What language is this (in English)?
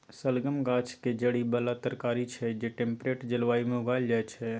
Maithili